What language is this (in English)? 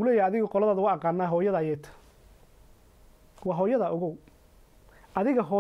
Arabic